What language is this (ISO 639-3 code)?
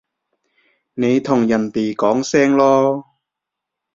yue